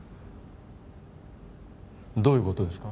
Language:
Japanese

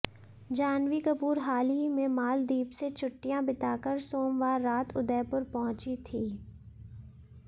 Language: Hindi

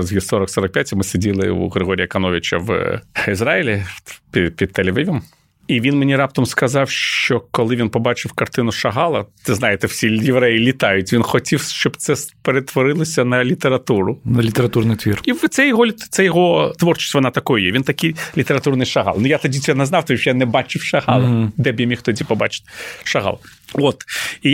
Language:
Ukrainian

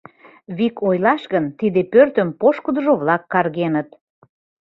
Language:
Mari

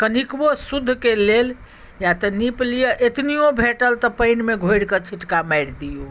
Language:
Maithili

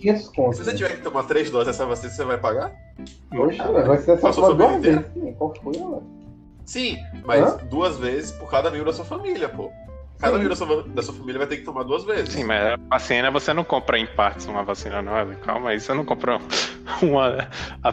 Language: Portuguese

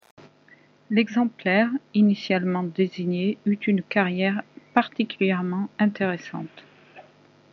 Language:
French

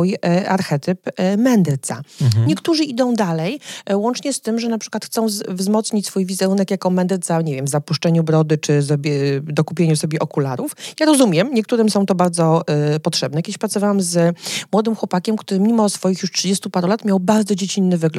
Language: Polish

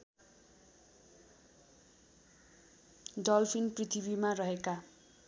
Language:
Nepali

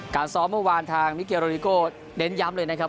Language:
Thai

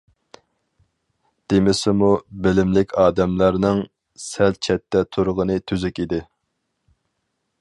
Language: Uyghur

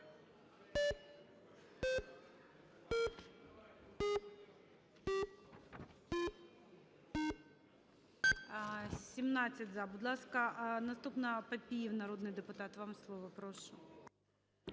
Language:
Ukrainian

